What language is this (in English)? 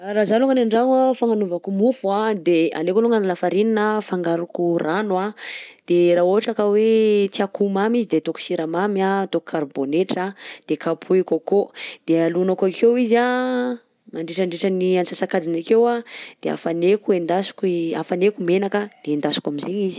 Southern Betsimisaraka Malagasy